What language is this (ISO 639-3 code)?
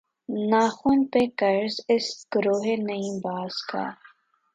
urd